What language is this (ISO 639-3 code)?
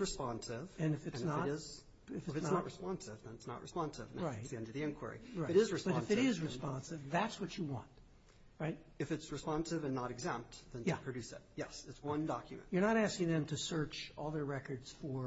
eng